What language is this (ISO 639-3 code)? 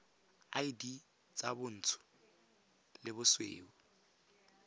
tsn